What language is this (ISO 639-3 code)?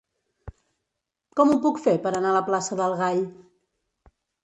cat